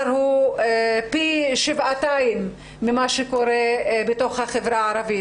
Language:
Hebrew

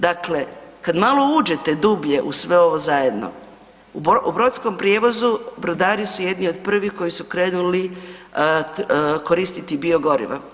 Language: Croatian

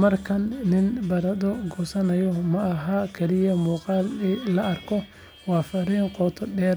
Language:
Somali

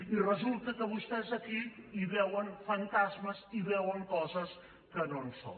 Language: Catalan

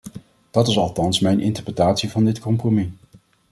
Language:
Dutch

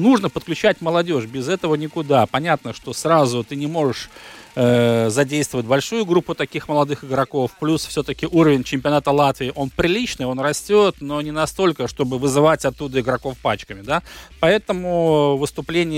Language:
Russian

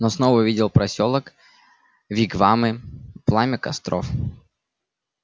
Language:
Russian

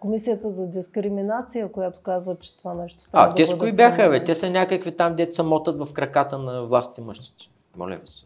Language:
Bulgarian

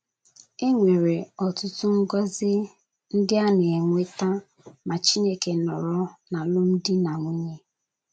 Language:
Igbo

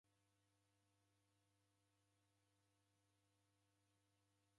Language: Taita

